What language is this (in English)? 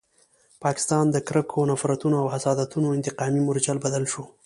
Pashto